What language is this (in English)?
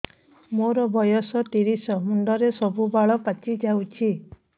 Odia